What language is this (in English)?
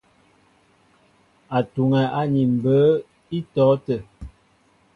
Mbo (Cameroon)